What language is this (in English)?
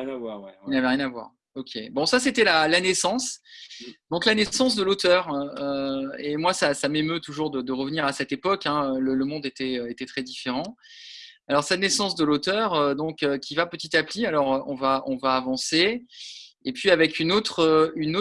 French